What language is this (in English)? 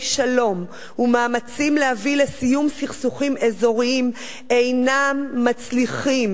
Hebrew